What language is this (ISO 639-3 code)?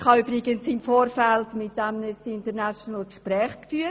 gsw